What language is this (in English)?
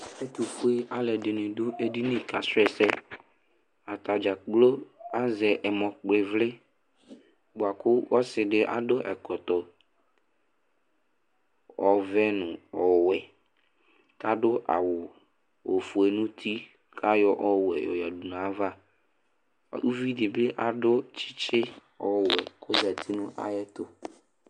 Ikposo